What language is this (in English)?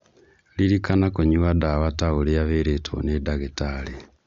Kikuyu